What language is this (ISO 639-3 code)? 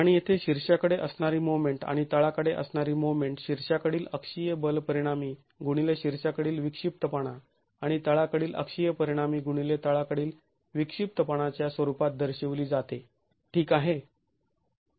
mar